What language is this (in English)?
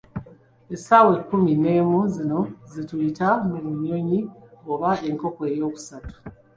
Ganda